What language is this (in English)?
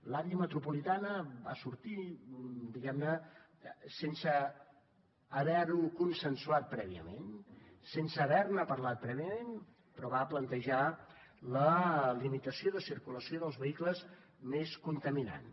Catalan